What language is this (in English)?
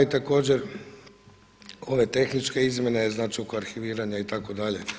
Croatian